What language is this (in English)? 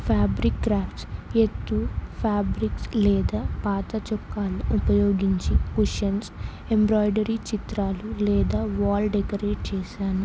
Telugu